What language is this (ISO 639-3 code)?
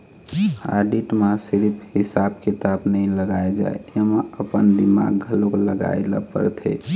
hne